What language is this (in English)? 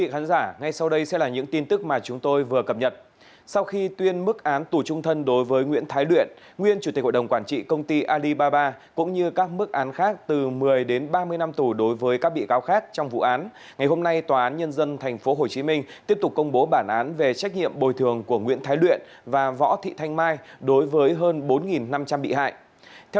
Vietnamese